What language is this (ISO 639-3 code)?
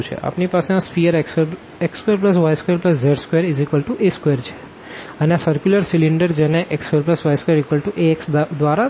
guj